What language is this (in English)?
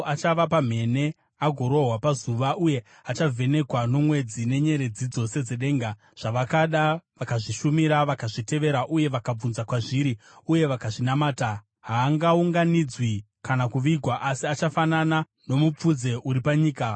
Shona